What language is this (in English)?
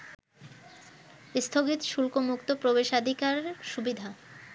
Bangla